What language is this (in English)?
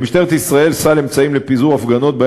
Hebrew